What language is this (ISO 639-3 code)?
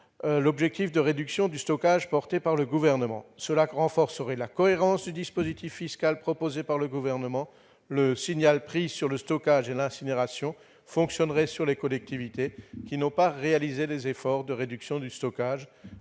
fra